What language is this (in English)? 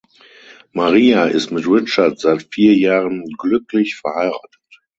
German